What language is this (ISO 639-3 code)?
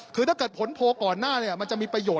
tha